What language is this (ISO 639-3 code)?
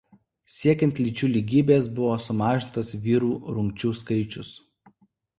lit